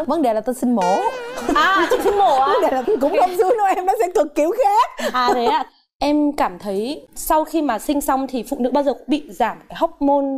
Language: Vietnamese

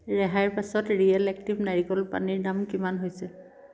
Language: Assamese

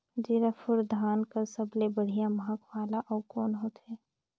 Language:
Chhattisgarhi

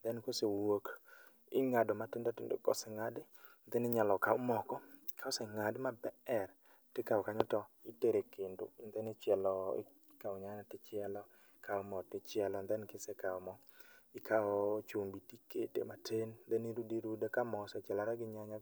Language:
Luo (Kenya and Tanzania)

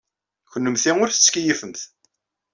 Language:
Kabyle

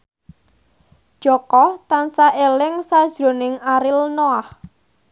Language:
Javanese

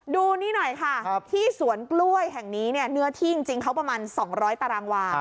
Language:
Thai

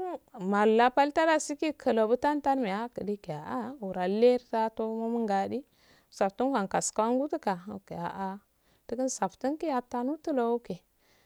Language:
Afade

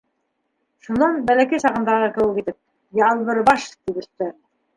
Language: Bashkir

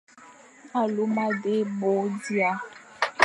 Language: Fang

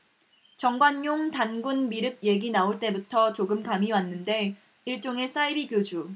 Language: Korean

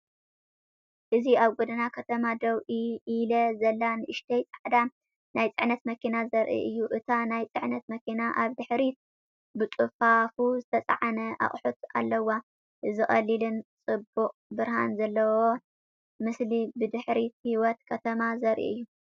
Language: Tigrinya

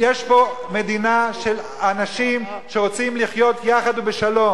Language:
Hebrew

